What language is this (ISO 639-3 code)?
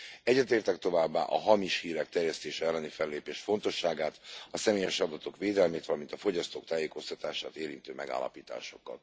hun